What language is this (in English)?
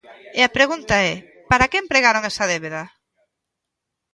Galician